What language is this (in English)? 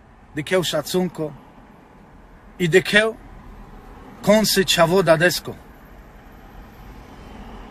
Romanian